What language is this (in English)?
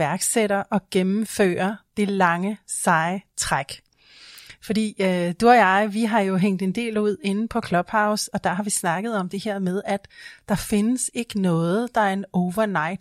Danish